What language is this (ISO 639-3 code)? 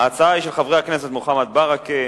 heb